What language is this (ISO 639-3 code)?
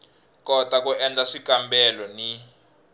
tso